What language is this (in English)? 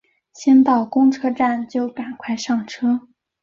Chinese